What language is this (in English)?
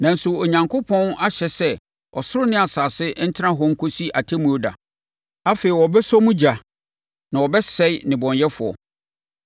Akan